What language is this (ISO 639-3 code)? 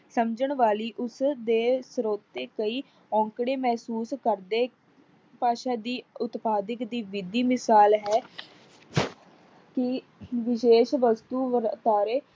pan